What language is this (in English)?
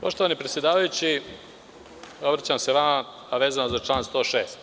Serbian